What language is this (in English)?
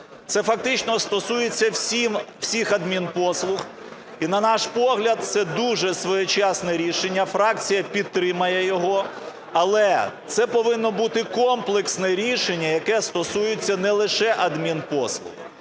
Ukrainian